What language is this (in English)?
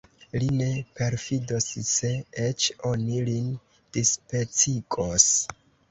Esperanto